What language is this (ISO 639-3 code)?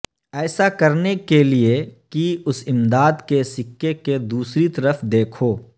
urd